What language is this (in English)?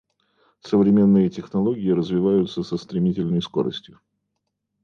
Russian